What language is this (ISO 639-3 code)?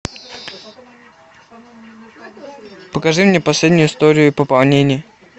rus